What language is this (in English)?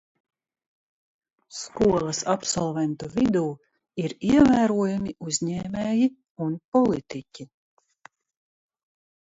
Latvian